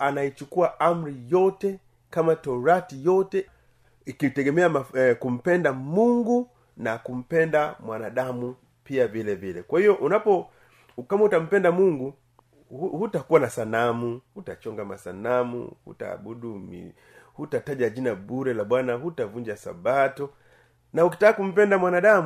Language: Swahili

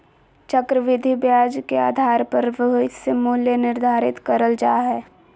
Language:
Magahi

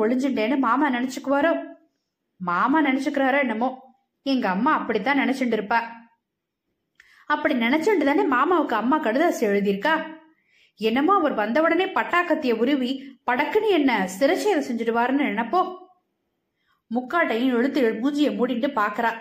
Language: Tamil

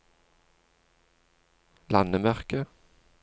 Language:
Norwegian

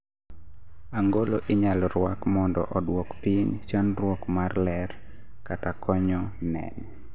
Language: Luo (Kenya and Tanzania)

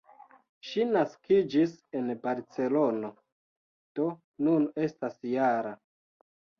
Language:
Esperanto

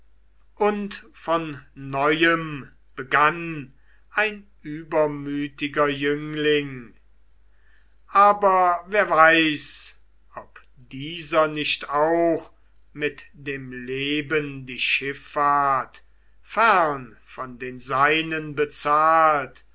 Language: German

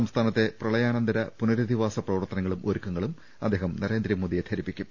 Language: Malayalam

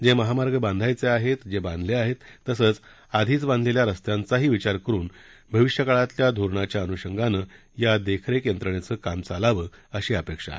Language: Marathi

